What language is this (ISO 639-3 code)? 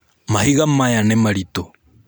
kik